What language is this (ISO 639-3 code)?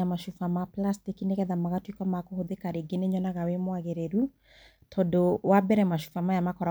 kik